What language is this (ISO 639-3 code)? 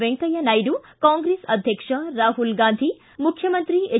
kan